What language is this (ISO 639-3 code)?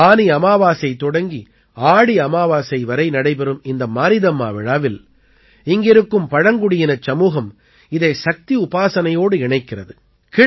tam